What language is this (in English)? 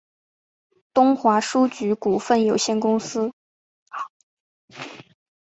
Chinese